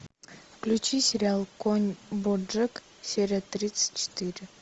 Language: Russian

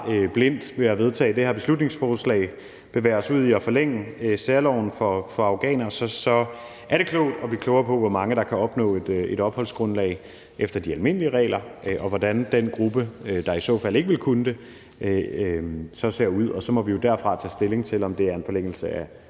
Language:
Danish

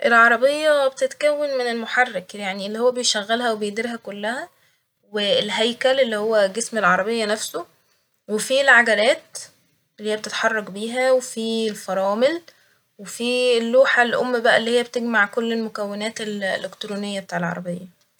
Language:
Egyptian Arabic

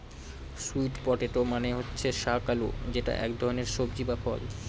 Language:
Bangla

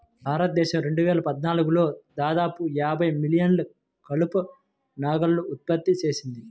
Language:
Telugu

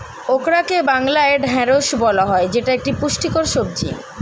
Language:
Bangla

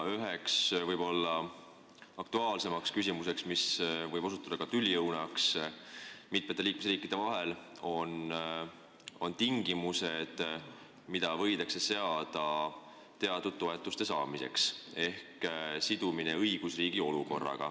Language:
Estonian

